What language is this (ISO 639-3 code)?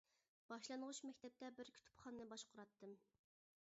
uig